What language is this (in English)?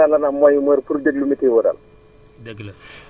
Wolof